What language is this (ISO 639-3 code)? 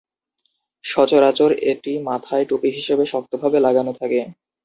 ben